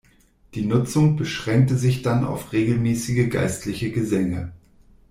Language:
German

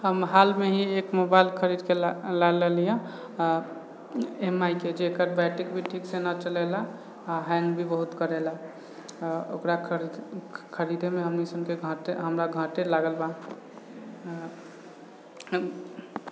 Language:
Maithili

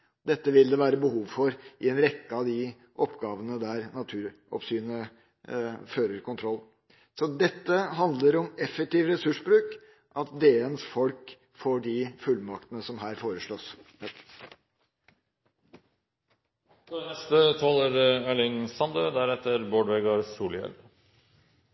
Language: Norwegian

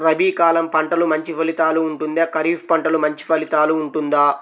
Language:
Telugu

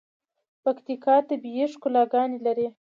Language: Pashto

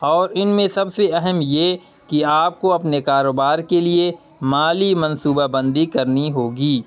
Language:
Urdu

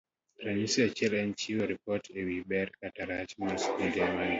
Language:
Luo (Kenya and Tanzania)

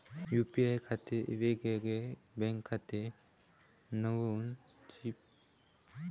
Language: Marathi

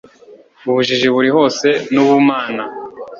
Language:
Kinyarwanda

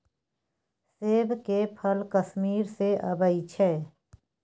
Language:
Maithili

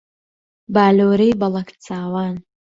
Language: Central Kurdish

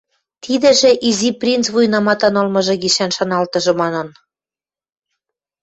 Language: Western Mari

